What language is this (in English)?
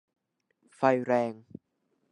Thai